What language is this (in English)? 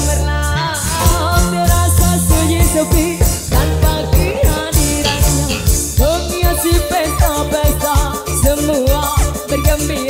Thai